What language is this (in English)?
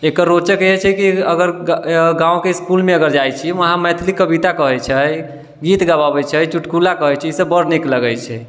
Maithili